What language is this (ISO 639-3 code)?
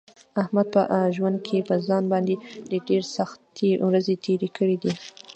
pus